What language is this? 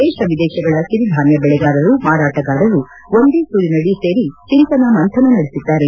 Kannada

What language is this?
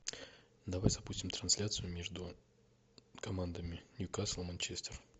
Russian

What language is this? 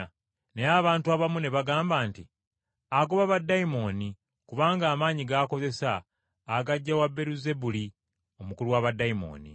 Ganda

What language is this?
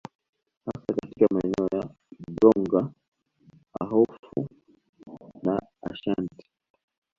Swahili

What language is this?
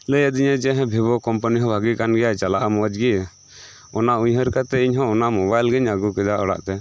Santali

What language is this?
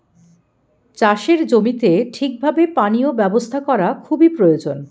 Bangla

